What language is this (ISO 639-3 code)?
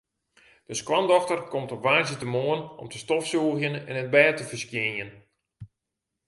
fry